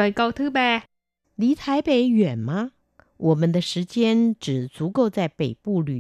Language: Vietnamese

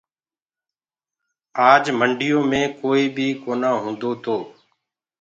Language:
Gurgula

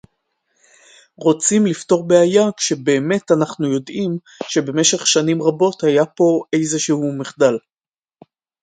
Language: Hebrew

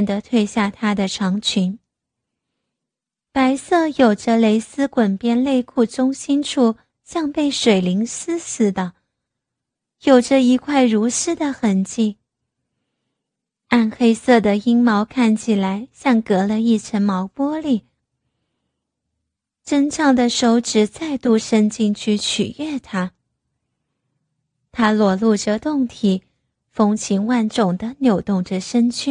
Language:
Chinese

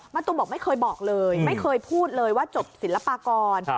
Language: Thai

